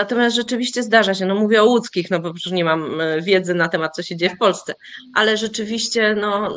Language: Polish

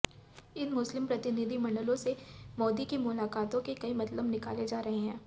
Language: Hindi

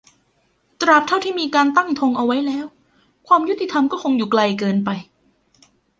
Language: Thai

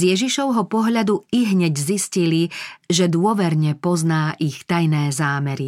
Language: Slovak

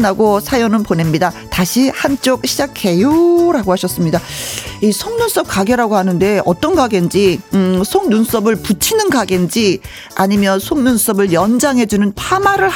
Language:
Korean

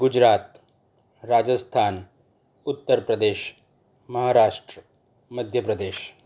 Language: Gujarati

